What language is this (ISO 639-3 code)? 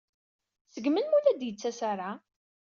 kab